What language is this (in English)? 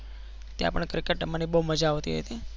Gujarati